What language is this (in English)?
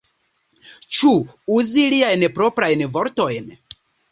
Esperanto